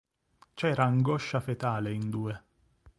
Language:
Italian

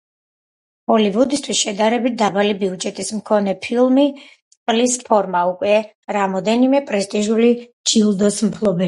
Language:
Georgian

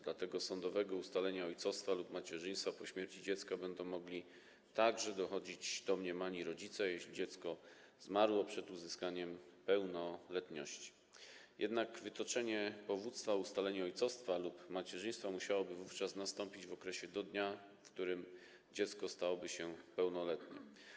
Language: Polish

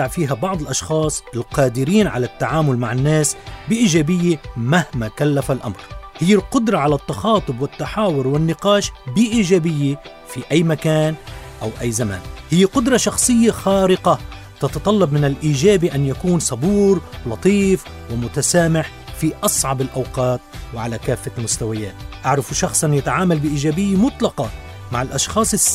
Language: Arabic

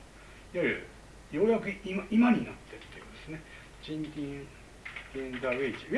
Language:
Japanese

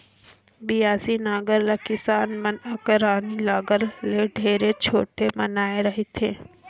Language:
Chhattisgarhi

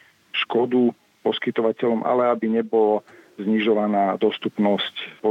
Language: Slovak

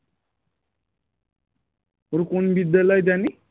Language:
Bangla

